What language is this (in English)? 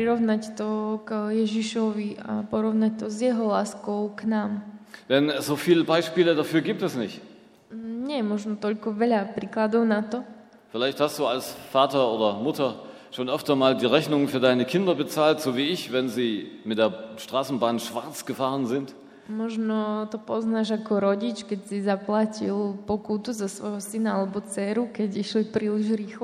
Slovak